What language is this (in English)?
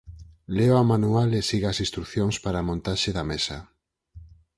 Galician